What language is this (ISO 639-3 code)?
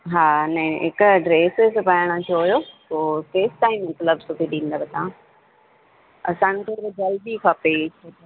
snd